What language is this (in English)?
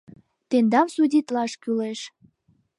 Mari